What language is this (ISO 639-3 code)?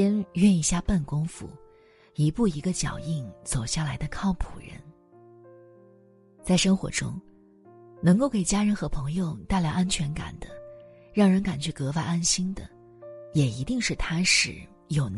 zho